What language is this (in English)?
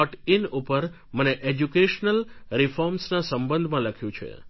Gujarati